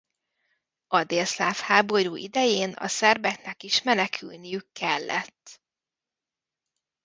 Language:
Hungarian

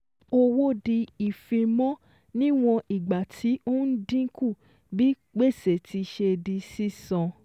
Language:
Yoruba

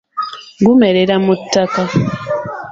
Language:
Ganda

